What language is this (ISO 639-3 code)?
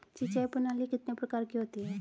hin